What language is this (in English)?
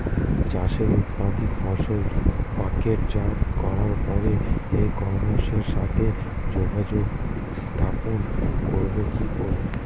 Bangla